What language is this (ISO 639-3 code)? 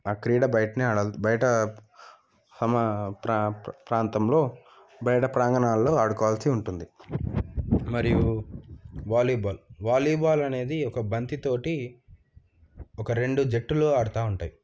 tel